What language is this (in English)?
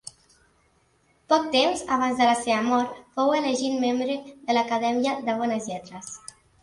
Catalan